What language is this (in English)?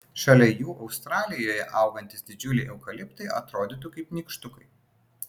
Lithuanian